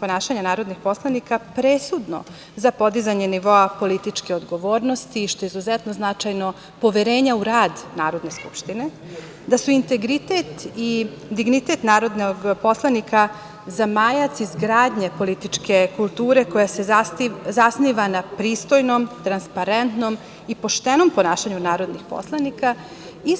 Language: Serbian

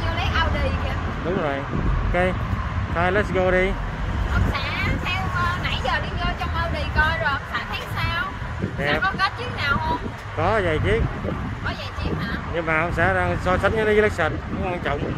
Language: Vietnamese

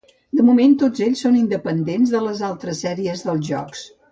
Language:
Catalan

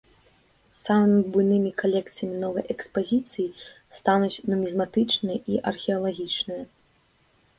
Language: Belarusian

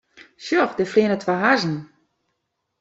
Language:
Western Frisian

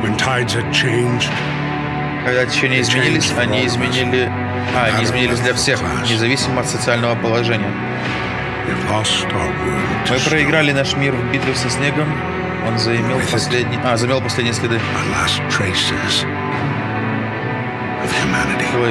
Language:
Russian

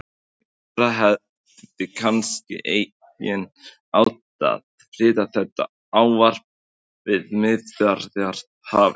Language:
Icelandic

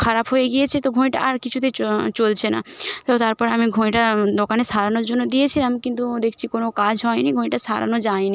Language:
Bangla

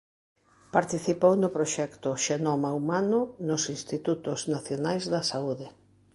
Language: Galician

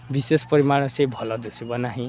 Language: Odia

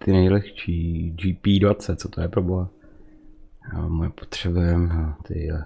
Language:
Czech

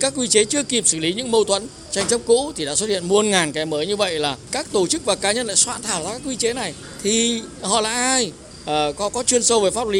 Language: Vietnamese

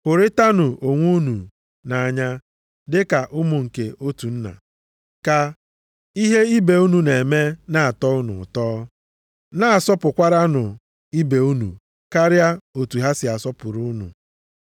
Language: Igbo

